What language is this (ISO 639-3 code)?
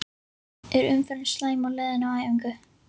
isl